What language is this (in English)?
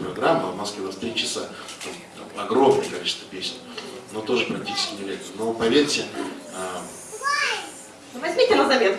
Russian